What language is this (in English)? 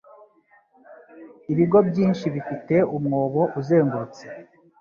Kinyarwanda